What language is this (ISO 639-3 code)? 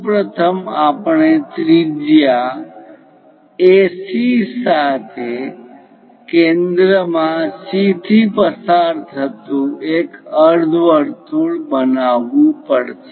guj